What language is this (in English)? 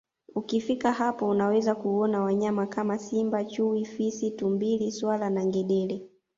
Swahili